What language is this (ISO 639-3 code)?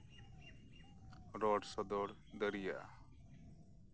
sat